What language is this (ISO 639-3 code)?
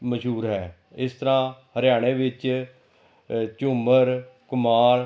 pan